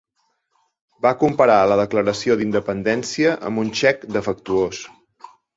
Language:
Catalan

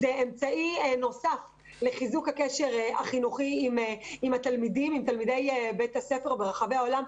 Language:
Hebrew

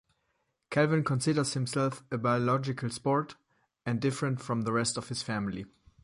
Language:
English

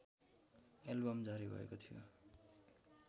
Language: Nepali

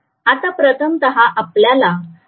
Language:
Marathi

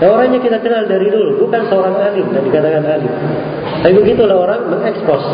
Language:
Indonesian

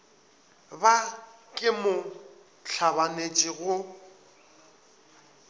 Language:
Northern Sotho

